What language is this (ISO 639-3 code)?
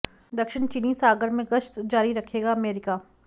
hin